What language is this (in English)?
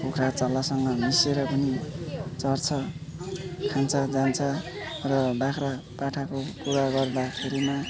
Nepali